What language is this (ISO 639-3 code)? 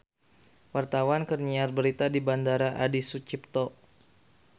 sun